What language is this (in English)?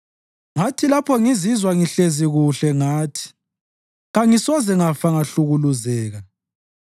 North Ndebele